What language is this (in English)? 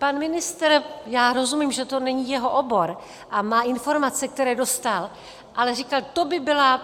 Czech